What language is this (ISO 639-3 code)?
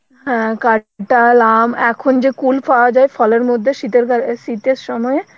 ben